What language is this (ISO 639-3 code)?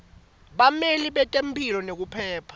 ssw